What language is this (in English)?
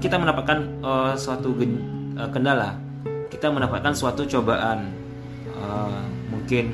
Indonesian